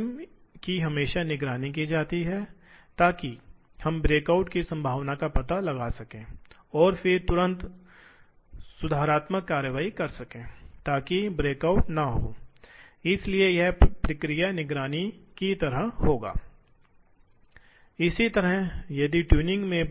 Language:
Hindi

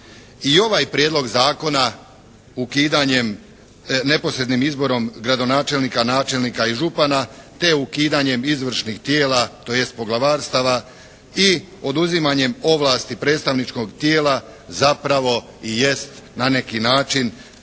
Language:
Croatian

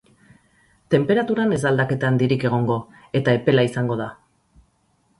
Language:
Basque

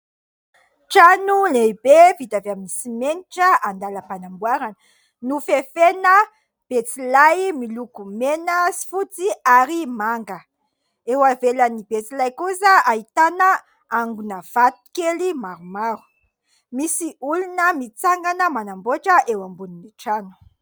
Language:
Malagasy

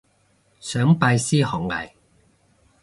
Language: Cantonese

